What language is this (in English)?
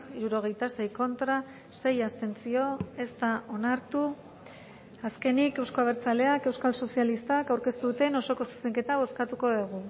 Basque